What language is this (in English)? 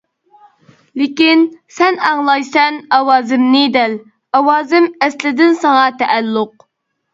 Uyghur